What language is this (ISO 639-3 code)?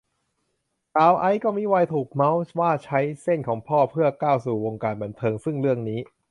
tha